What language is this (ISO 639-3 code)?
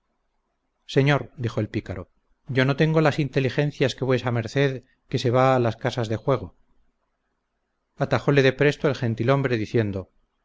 spa